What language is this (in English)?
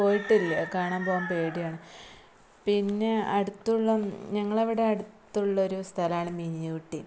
Malayalam